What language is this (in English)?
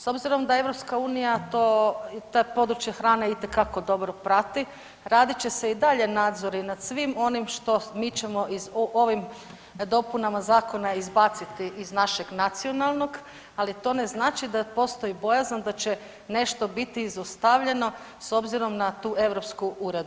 Croatian